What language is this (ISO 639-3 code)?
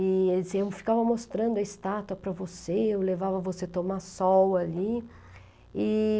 por